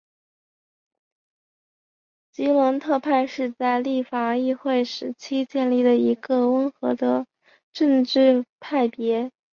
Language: Chinese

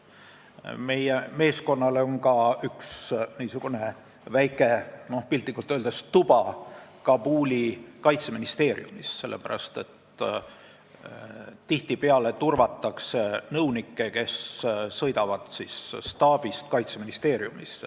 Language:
Estonian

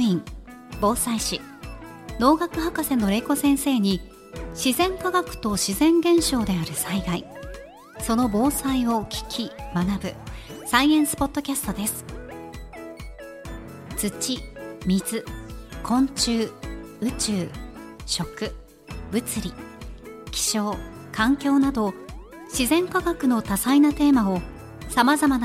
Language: Japanese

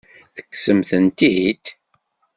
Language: Kabyle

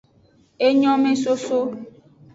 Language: Aja (Benin)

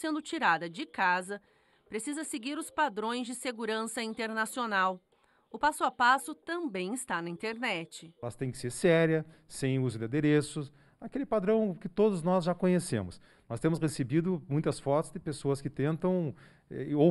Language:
Portuguese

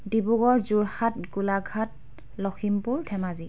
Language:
Assamese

